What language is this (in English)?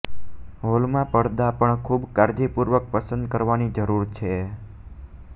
Gujarati